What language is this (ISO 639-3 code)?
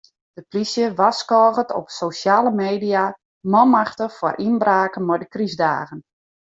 fry